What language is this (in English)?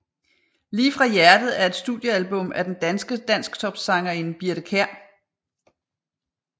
Danish